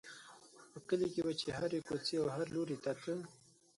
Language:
Pashto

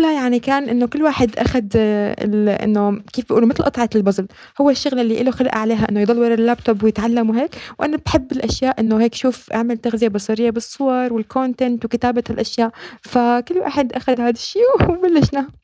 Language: Arabic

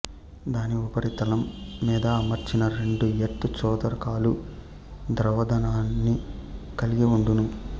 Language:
Telugu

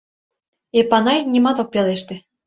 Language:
Mari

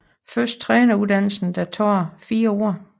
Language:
Danish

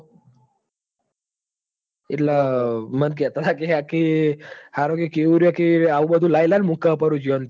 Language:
Gujarati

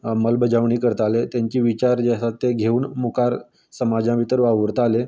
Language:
Konkani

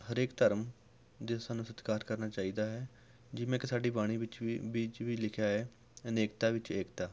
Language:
Punjabi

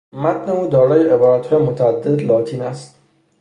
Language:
Persian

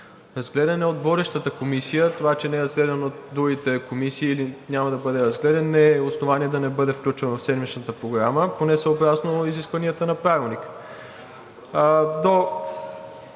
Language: Bulgarian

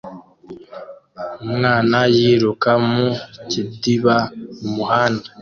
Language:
Kinyarwanda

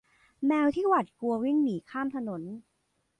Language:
Thai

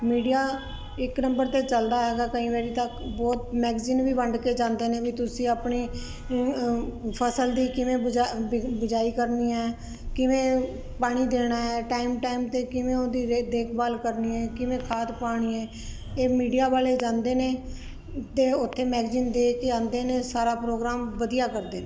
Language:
Punjabi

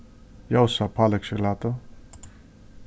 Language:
Faroese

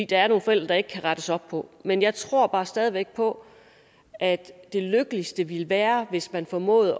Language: Danish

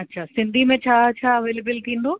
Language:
Sindhi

